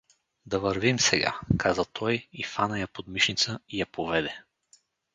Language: Bulgarian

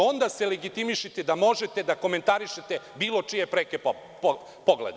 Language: Serbian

